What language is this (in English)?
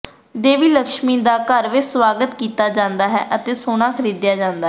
Punjabi